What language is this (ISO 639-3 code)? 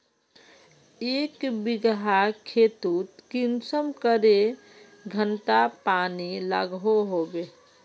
mag